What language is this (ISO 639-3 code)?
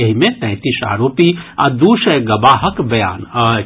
mai